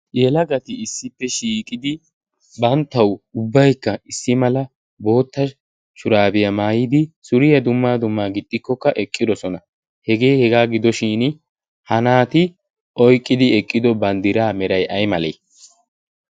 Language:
Wolaytta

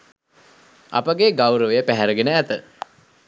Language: Sinhala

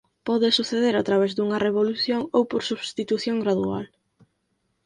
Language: Galician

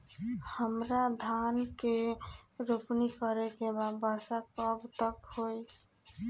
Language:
Bhojpuri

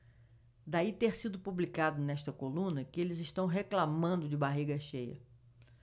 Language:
Portuguese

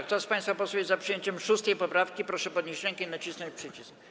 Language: Polish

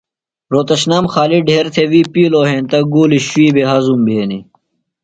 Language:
Phalura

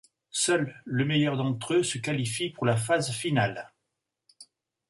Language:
French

